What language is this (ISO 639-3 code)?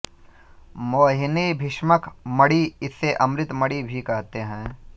hin